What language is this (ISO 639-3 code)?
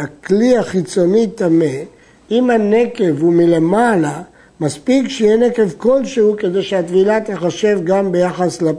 heb